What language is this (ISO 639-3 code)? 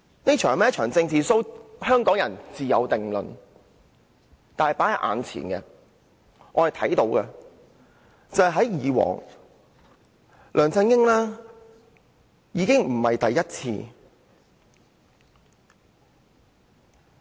yue